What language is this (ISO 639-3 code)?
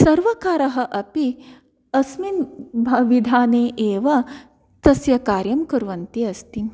san